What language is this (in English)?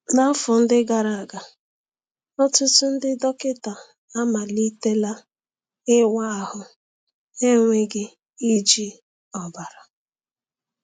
Igbo